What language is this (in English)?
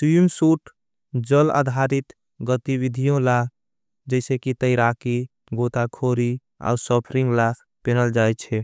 Angika